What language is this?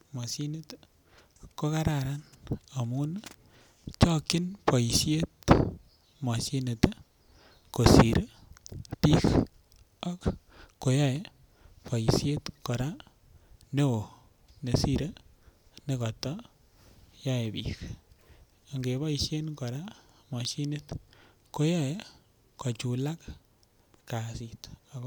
Kalenjin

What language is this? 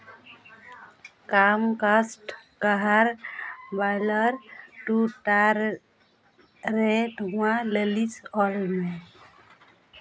Santali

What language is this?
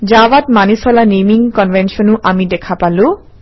Assamese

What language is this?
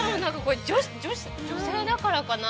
Japanese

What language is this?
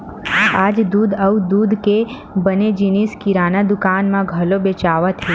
Chhattisgarhi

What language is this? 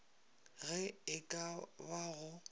Northern Sotho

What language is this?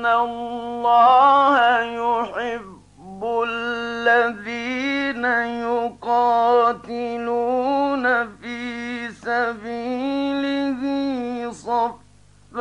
Arabic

